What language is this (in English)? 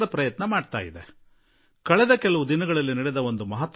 Kannada